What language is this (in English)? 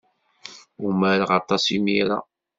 Kabyle